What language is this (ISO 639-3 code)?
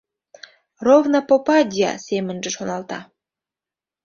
chm